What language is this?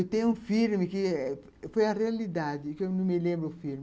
Portuguese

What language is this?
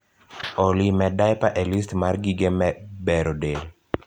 Luo (Kenya and Tanzania)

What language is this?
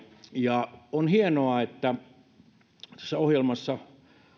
Finnish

